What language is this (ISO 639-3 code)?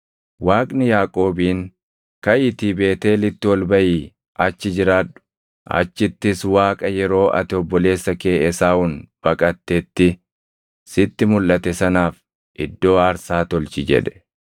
orm